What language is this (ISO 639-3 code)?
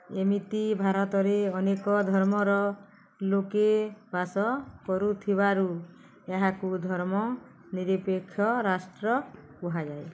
ori